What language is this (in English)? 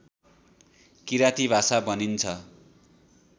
Nepali